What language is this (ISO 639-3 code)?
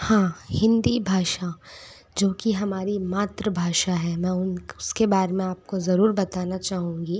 hin